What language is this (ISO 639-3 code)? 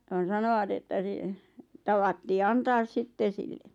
fin